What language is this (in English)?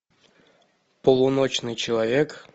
Russian